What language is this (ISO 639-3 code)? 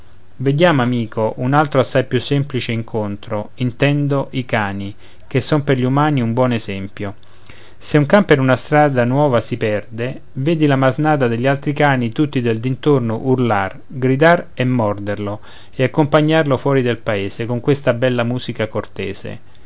ita